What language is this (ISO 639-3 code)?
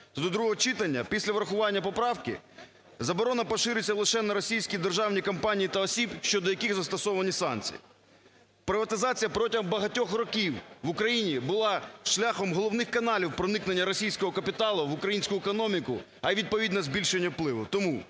ukr